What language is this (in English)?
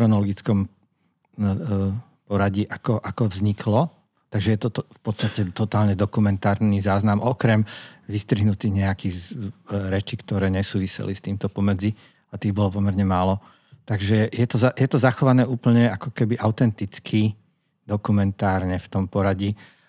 Slovak